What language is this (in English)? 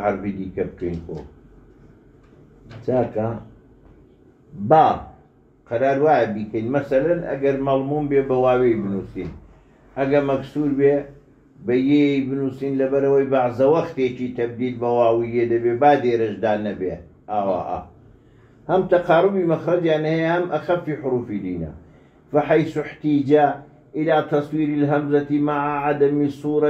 Arabic